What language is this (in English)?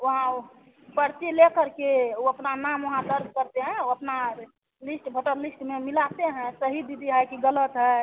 Hindi